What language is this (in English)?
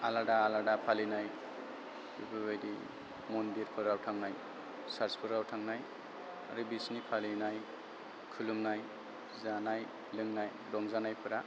Bodo